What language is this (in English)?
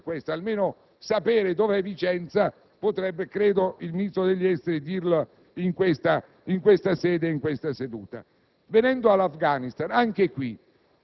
Italian